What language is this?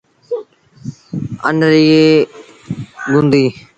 Sindhi Bhil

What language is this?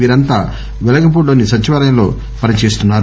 Telugu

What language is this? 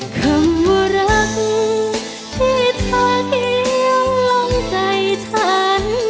Thai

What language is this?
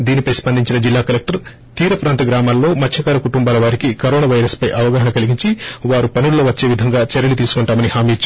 Telugu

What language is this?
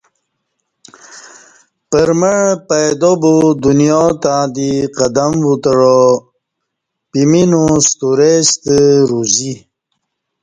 Kati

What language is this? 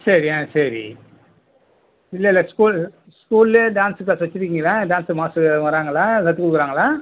Tamil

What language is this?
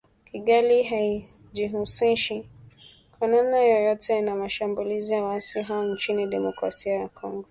Swahili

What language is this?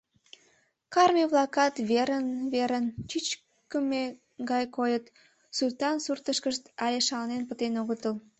Mari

